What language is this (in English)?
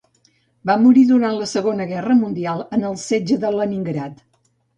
Catalan